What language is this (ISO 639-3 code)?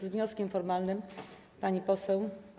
pol